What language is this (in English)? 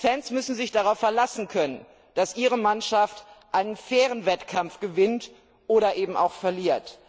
German